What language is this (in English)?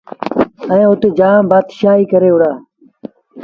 Sindhi Bhil